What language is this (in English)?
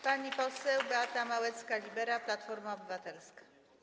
Polish